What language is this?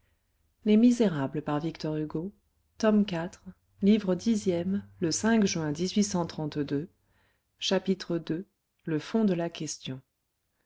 French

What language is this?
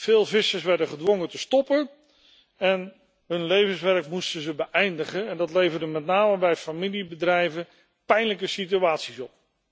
Dutch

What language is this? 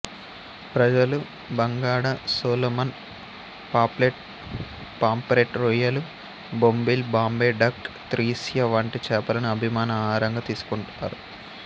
Telugu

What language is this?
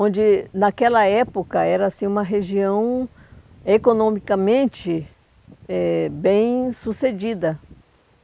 Portuguese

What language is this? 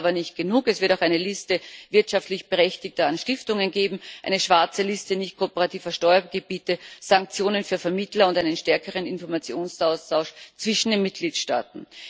German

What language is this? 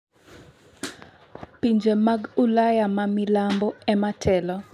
Luo (Kenya and Tanzania)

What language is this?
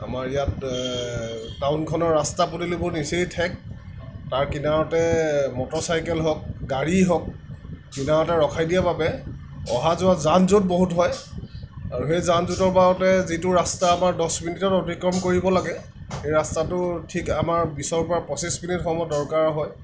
Assamese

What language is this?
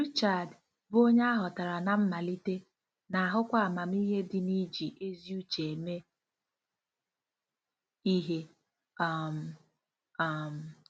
Igbo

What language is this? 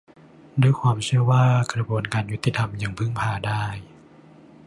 Thai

